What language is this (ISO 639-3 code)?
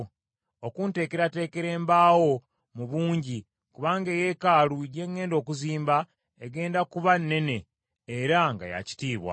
lug